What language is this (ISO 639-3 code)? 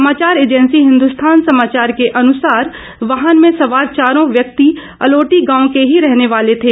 hin